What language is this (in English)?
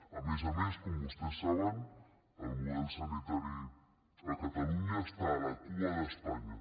Catalan